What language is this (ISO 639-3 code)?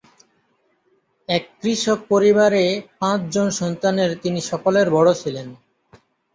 ben